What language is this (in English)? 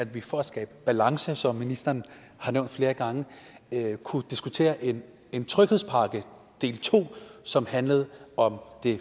Danish